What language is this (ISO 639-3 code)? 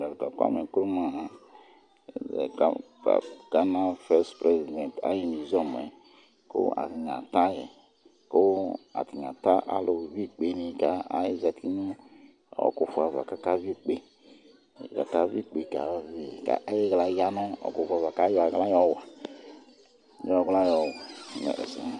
kpo